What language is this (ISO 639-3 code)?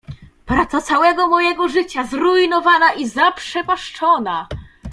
pol